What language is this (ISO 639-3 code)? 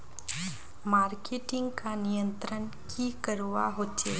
mag